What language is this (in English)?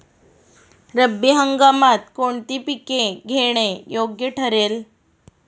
Marathi